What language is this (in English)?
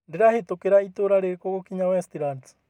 Kikuyu